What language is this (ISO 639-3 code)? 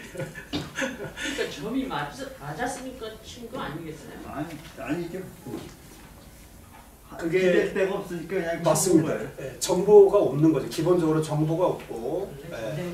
kor